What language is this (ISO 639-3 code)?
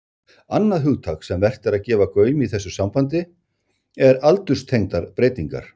isl